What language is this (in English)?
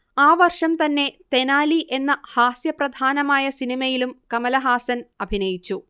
Malayalam